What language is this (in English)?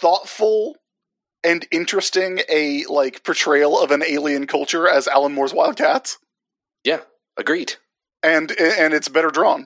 English